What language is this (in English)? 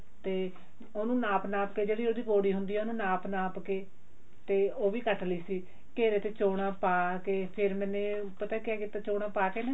Punjabi